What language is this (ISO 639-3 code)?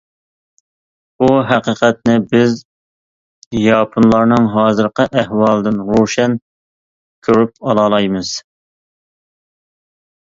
uig